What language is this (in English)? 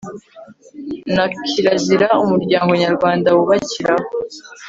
Kinyarwanda